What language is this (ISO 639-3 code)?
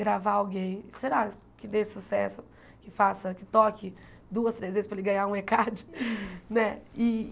por